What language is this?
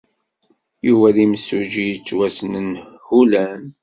Kabyle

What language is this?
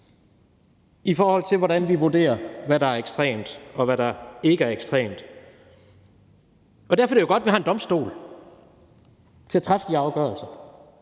Danish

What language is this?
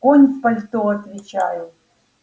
Russian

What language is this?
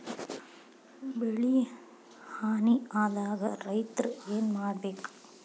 Kannada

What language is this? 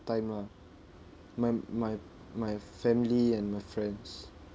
English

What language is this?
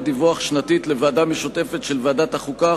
Hebrew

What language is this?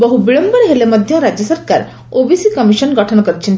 Odia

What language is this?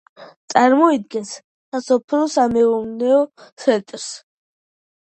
Georgian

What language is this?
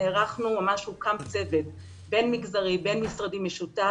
Hebrew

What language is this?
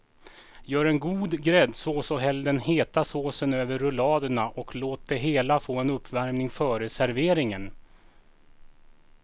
Swedish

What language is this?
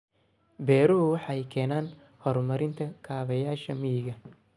Somali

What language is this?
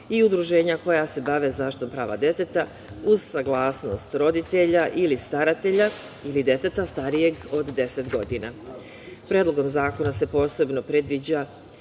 Serbian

